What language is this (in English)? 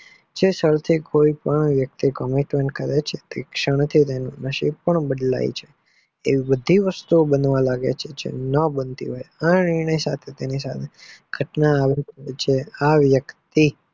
Gujarati